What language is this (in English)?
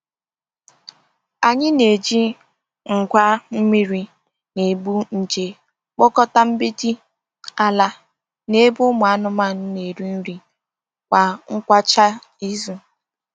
Igbo